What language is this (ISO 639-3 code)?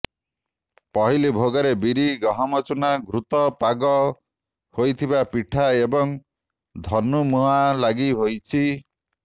ori